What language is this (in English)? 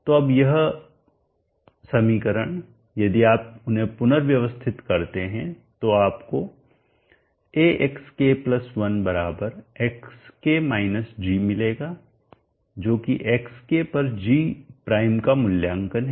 Hindi